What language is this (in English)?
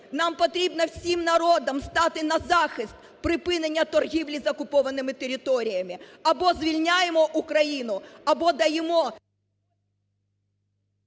Ukrainian